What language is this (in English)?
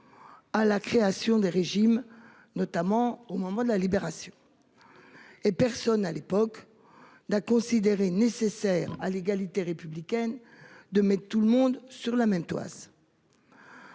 French